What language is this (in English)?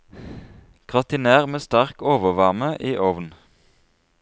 Norwegian